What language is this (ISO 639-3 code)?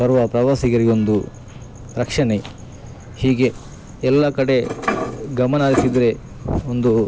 kan